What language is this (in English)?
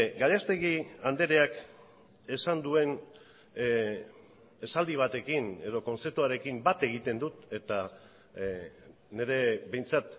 Basque